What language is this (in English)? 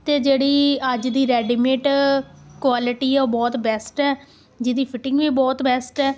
Punjabi